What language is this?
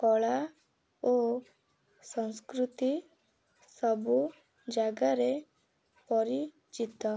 Odia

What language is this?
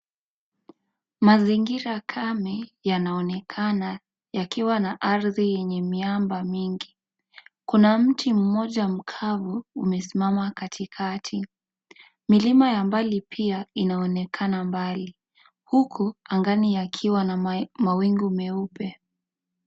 Swahili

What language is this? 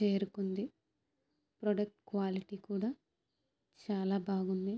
Telugu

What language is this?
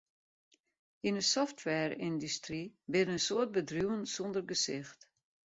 Western Frisian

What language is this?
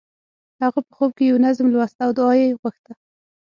Pashto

